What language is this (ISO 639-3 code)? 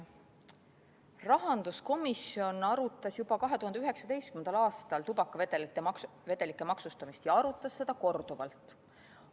est